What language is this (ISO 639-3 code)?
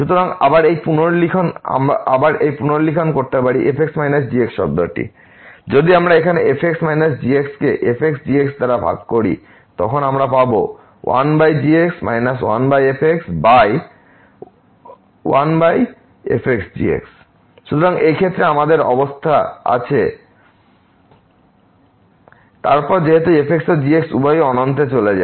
ben